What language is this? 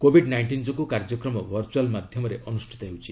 Odia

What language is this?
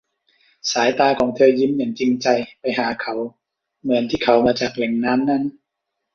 Thai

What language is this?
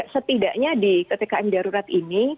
Indonesian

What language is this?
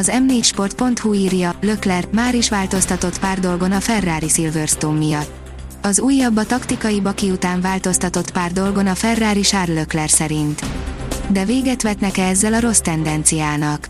Hungarian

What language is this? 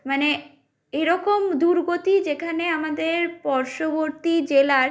Bangla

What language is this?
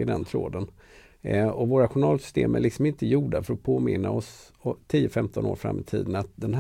Swedish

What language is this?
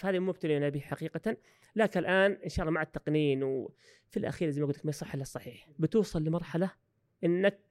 Arabic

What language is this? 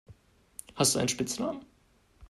German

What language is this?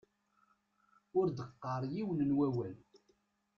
Kabyle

